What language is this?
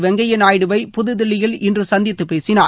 Tamil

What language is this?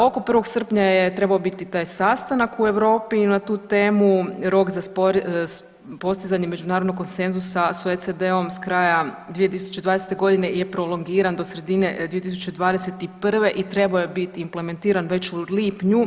Croatian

